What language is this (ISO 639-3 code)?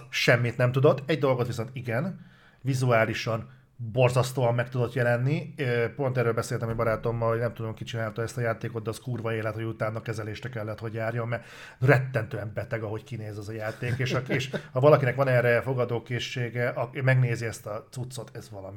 hun